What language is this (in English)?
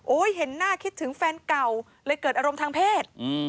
Thai